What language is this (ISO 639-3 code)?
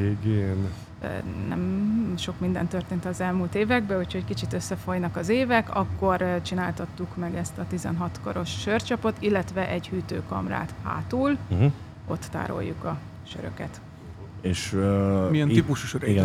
hun